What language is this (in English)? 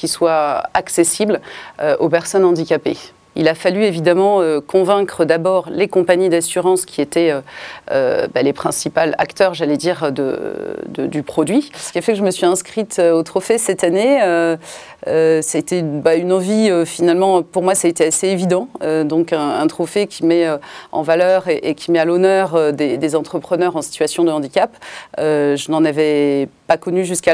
French